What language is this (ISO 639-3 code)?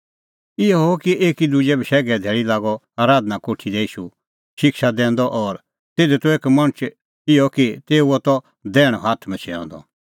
kfx